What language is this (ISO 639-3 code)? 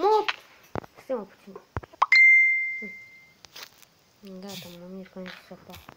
ron